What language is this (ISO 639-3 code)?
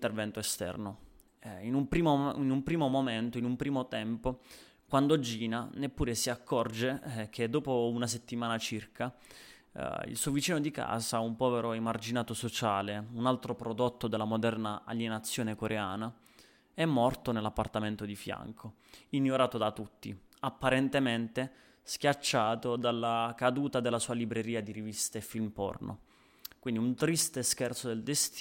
ita